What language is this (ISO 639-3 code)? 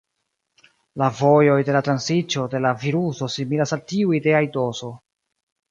epo